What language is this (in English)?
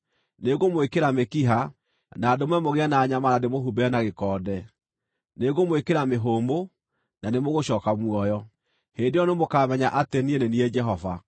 Kikuyu